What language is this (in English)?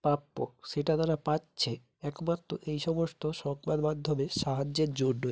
Bangla